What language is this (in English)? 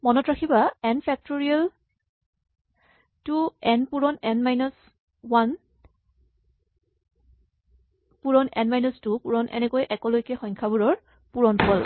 Assamese